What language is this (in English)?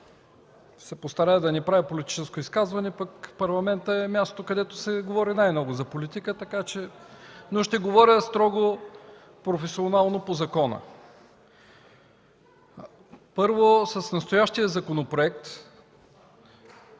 Bulgarian